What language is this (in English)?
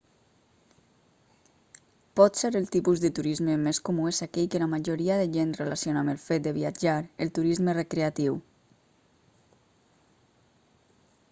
Catalan